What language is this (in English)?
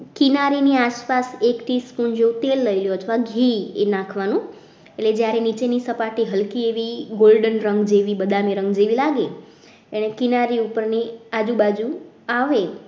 Gujarati